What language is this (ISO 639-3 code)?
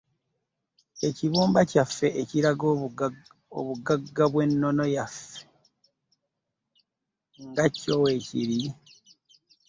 lug